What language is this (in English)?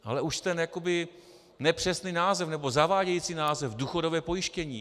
Czech